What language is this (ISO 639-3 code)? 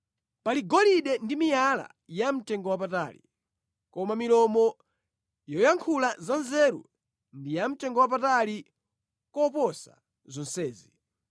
nya